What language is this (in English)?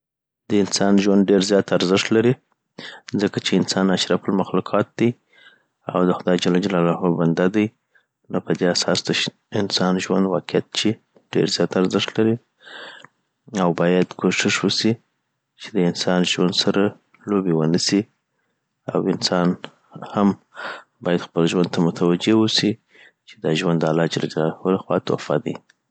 Southern Pashto